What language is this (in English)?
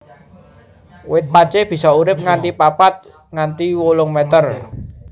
Javanese